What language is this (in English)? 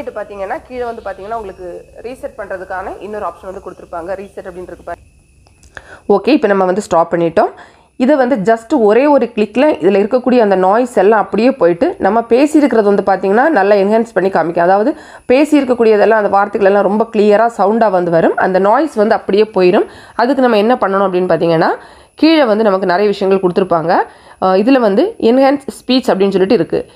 Romanian